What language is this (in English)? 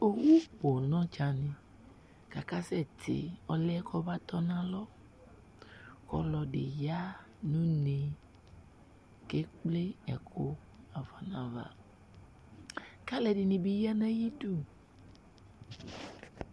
Ikposo